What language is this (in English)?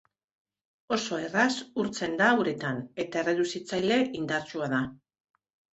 Basque